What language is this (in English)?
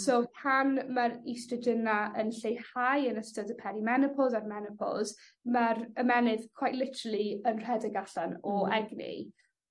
Welsh